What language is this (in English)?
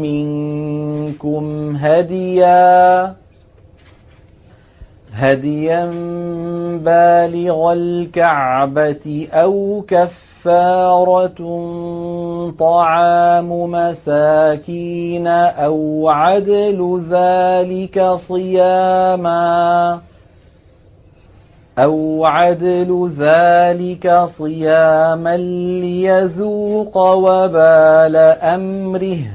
Arabic